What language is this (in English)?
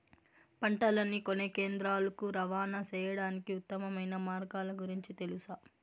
Telugu